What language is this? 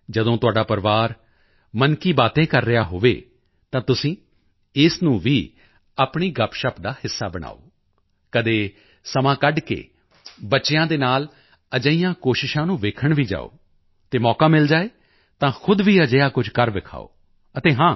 Punjabi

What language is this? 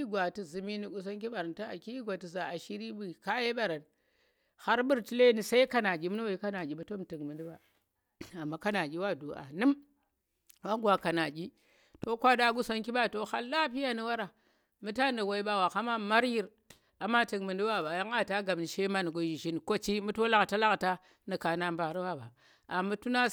Tera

